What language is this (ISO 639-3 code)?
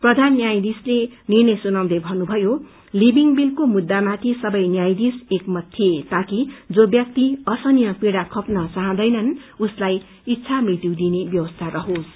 nep